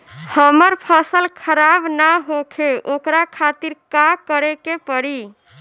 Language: Bhojpuri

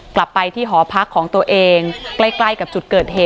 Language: Thai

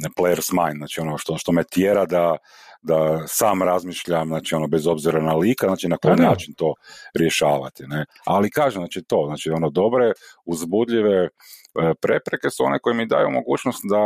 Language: Croatian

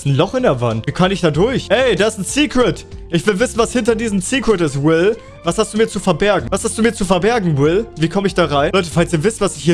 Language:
German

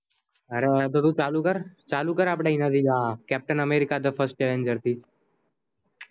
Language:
Gujarati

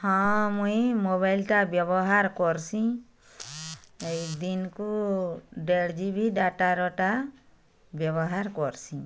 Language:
Odia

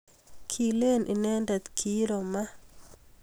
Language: Kalenjin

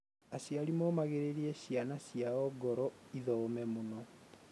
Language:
Kikuyu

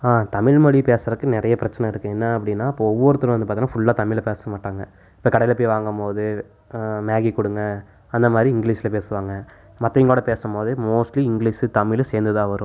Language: Tamil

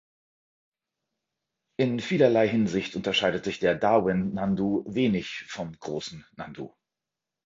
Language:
German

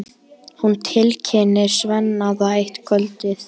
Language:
Icelandic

